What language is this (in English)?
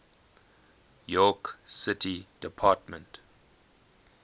English